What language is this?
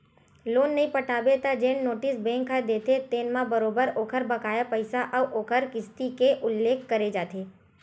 Chhattisgarhi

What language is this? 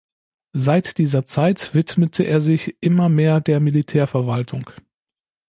German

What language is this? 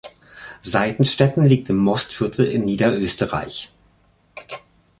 German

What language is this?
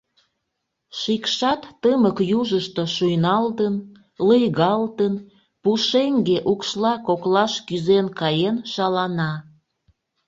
Mari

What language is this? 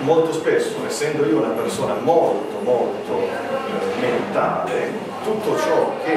Italian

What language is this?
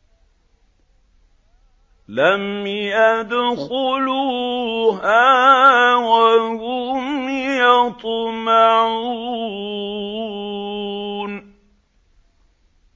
Arabic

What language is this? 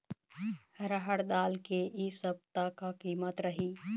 Chhattisgarhi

